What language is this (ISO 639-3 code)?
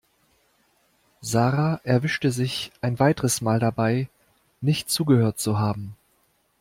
deu